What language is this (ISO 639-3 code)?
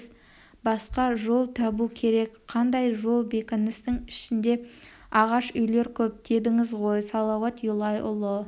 kaz